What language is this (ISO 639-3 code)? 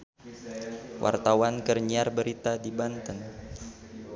sun